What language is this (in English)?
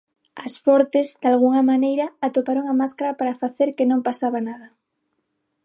Galician